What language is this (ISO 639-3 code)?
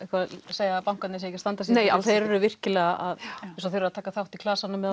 isl